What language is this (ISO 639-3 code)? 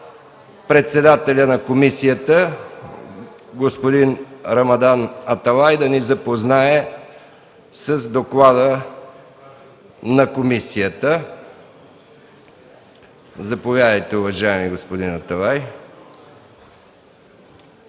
bul